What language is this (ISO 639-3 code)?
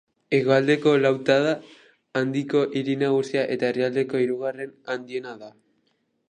eus